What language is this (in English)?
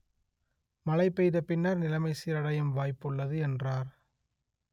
Tamil